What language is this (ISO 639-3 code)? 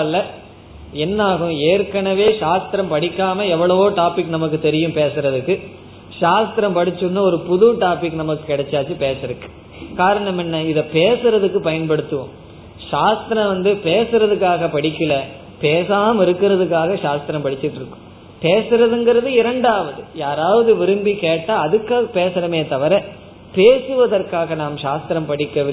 tam